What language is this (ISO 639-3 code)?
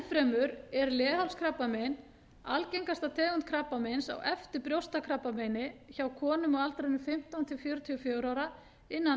isl